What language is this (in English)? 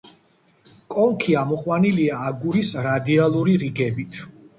Georgian